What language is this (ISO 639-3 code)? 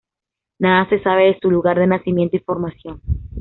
spa